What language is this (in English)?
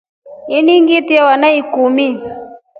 Rombo